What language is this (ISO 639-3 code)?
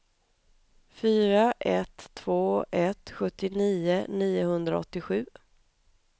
swe